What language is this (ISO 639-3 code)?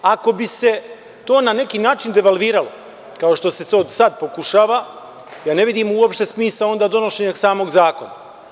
srp